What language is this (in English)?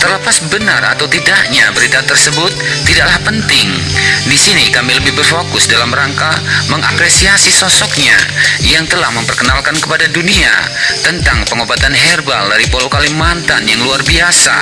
Indonesian